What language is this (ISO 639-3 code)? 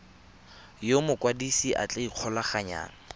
tsn